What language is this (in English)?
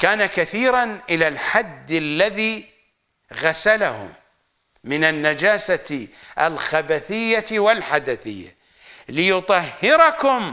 Arabic